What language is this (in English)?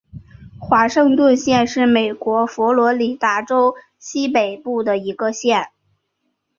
Chinese